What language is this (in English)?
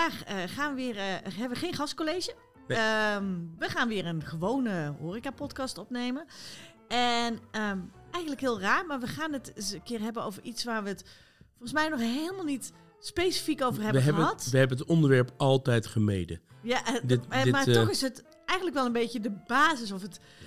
Dutch